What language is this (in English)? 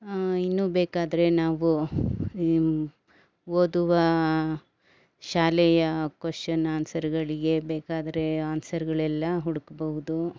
Kannada